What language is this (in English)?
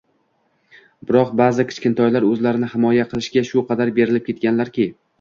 Uzbek